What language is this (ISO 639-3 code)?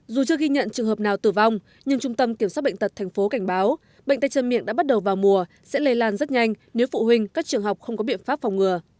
vie